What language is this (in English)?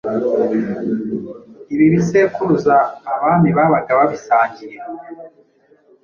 Kinyarwanda